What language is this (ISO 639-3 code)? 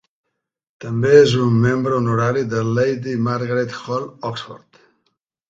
cat